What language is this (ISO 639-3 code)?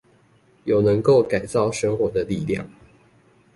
zho